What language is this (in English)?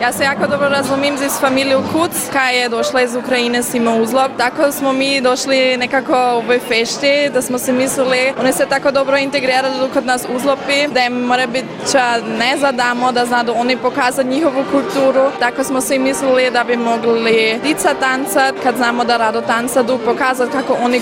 Croatian